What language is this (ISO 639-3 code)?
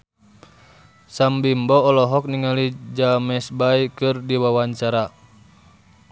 sun